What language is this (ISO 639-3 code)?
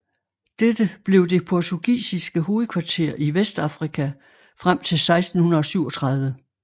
dan